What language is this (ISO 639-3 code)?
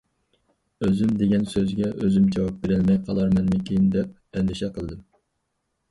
uig